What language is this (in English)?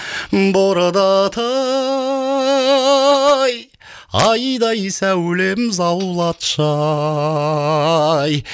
Kazakh